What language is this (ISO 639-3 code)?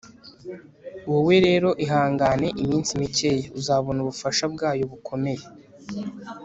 kin